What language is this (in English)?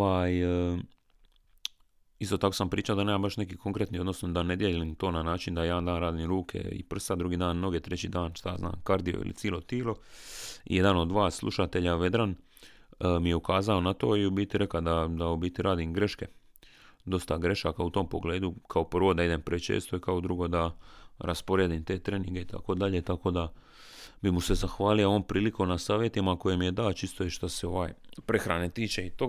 Croatian